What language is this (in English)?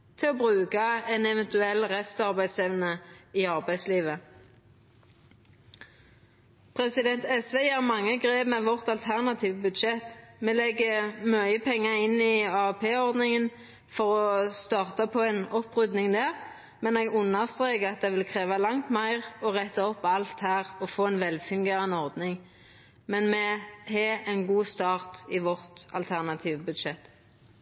Norwegian Nynorsk